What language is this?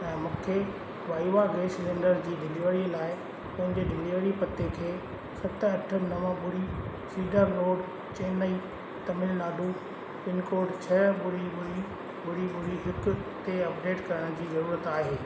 Sindhi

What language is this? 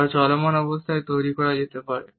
Bangla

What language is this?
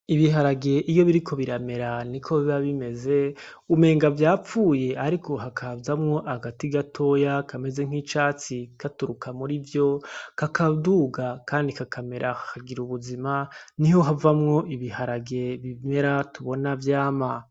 Rundi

